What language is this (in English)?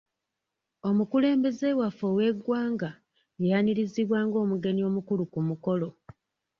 Ganda